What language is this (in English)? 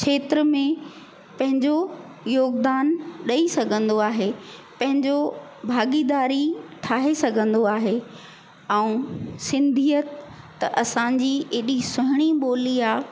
Sindhi